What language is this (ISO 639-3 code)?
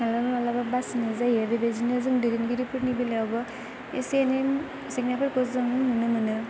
brx